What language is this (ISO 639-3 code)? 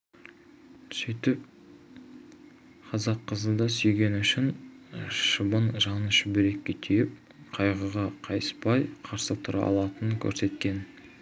kaz